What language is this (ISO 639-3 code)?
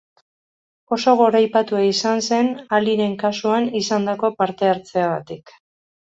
eus